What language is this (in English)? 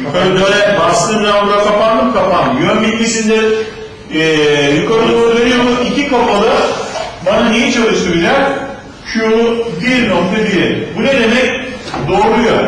Turkish